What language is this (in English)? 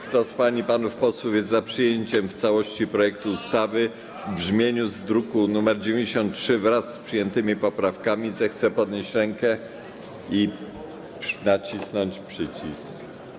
Polish